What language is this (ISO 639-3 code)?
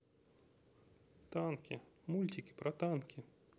rus